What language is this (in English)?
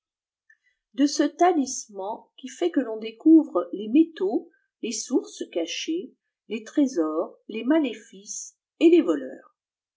French